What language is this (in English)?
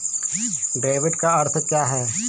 Hindi